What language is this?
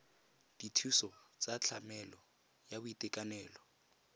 Tswana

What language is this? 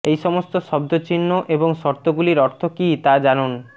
Bangla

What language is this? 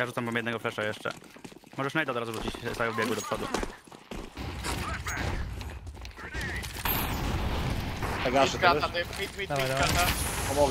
Polish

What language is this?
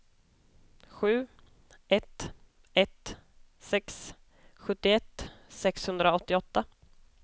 Swedish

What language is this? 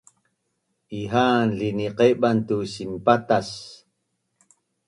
Bunun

